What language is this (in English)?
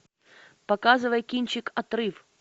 Russian